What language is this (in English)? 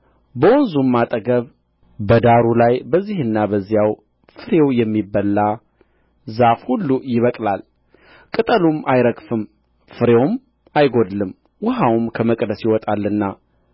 Amharic